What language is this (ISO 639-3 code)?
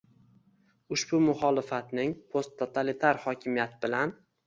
uzb